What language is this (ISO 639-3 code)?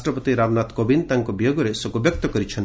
ori